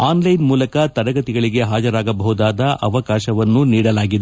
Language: Kannada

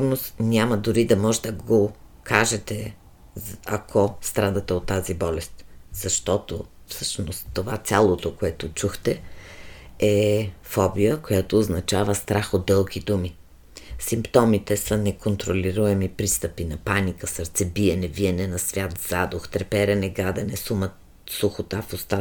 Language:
Bulgarian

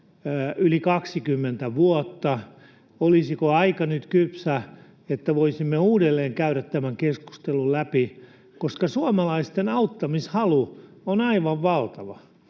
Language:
Finnish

